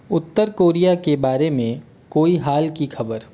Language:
Hindi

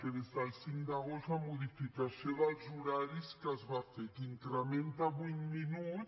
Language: Catalan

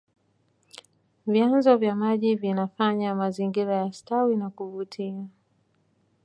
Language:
Swahili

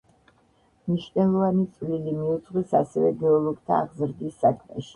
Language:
Georgian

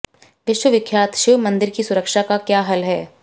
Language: Hindi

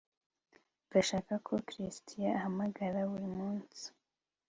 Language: Kinyarwanda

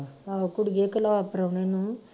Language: Punjabi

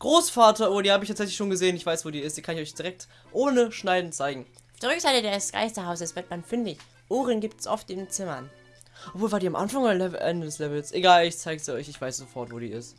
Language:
German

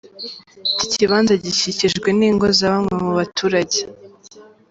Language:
Kinyarwanda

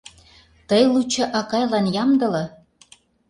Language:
Mari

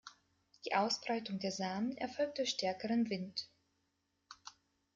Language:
German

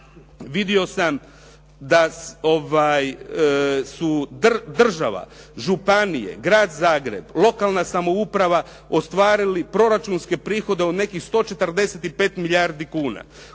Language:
Croatian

